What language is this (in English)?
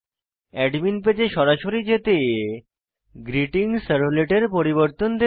Bangla